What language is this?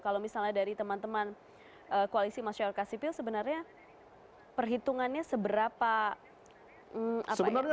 Indonesian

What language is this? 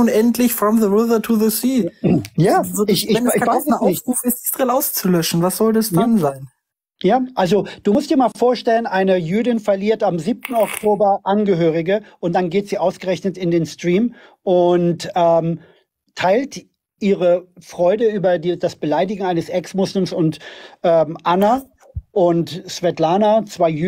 German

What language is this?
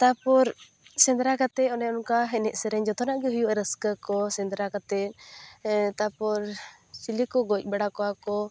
Santali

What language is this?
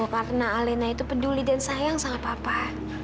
Indonesian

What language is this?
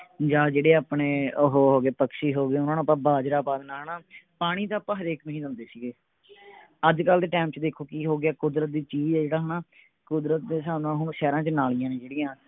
Punjabi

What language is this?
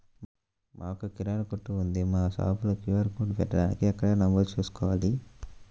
Telugu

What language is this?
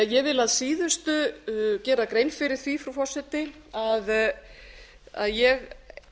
Icelandic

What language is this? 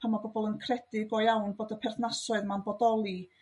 Welsh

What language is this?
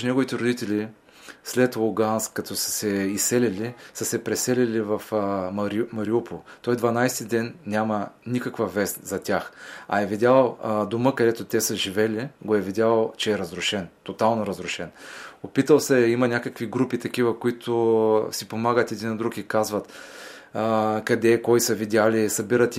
Bulgarian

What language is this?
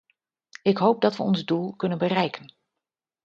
Dutch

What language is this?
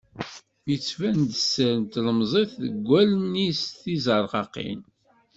Kabyle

